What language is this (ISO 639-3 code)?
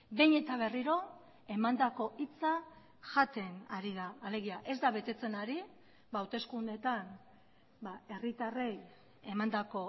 eus